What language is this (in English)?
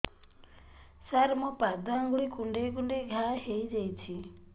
Odia